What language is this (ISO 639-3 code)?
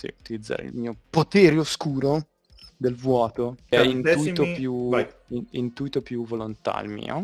ita